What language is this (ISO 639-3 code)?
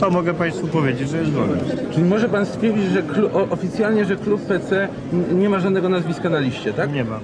pol